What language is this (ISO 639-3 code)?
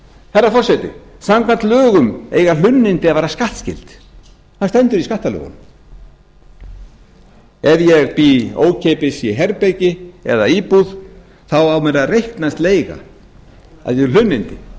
isl